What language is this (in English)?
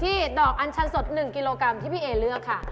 Thai